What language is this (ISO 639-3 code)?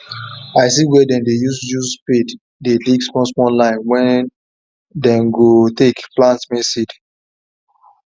pcm